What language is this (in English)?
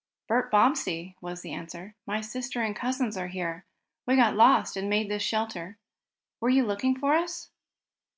English